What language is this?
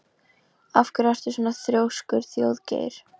Icelandic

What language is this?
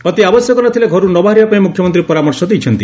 Odia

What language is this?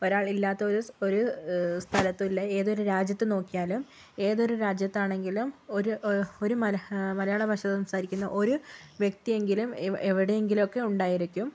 Malayalam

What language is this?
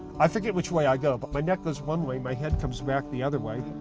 English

